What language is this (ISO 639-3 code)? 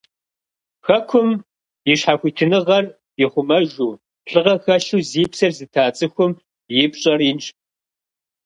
kbd